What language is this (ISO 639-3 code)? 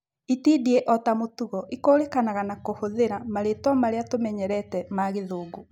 kik